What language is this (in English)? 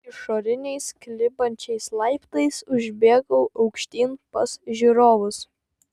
Lithuanian